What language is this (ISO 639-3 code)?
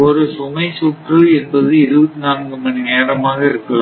tam